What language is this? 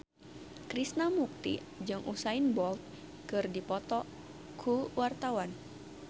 Sundanese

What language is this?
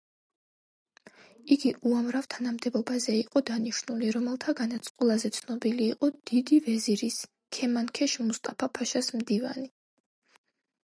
Georgian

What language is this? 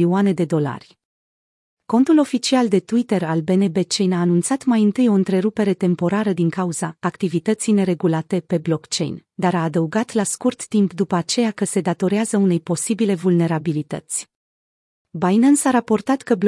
Romanian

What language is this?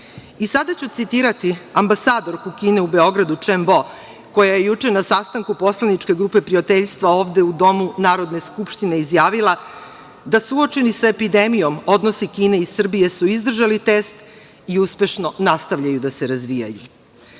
Serbian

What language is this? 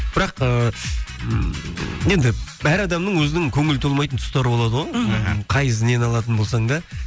Kazakh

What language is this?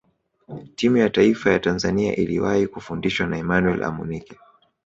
Swahili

